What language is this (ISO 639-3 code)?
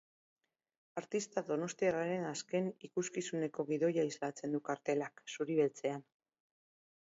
eus